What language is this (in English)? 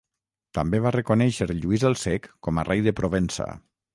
Catalan